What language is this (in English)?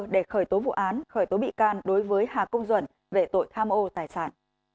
Vietnamese